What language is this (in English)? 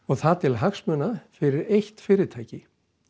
Icelandic